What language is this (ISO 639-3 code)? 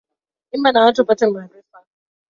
swa